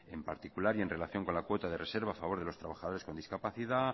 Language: Spanish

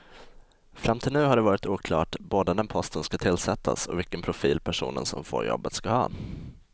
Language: Swedish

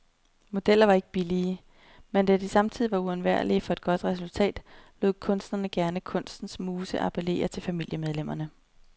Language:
Danish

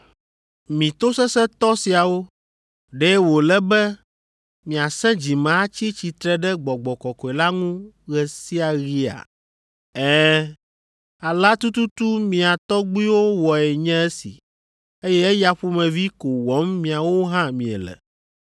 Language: Ewe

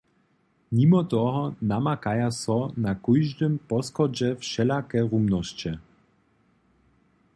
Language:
Upper Sorbian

